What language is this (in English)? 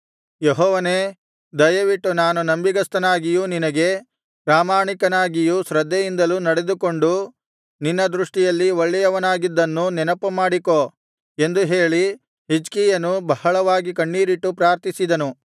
Kannada